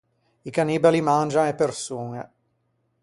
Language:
Ligurian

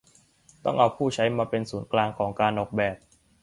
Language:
Thai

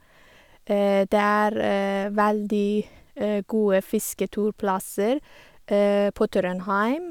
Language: Norwegian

